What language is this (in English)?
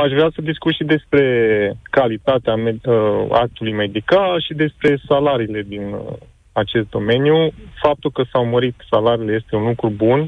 Romanian